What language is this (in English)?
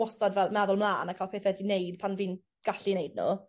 Welsh